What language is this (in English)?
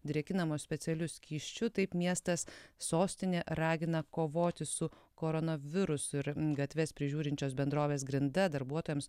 Lithuanian